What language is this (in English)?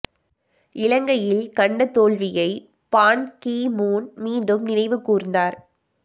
Tamil